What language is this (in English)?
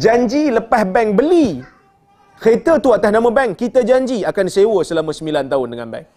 Malay